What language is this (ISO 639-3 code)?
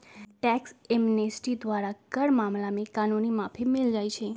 mag